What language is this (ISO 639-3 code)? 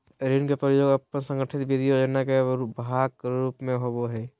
mag